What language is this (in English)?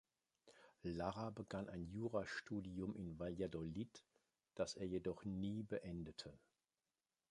German